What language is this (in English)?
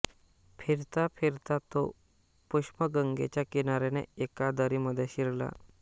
Marathi